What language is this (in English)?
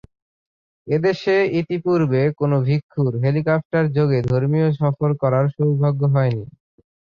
Bangla